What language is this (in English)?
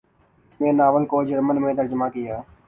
Urdu